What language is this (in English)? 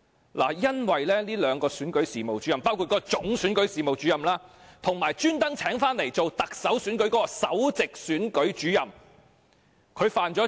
Cantonese